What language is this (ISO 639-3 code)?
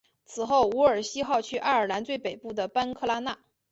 zho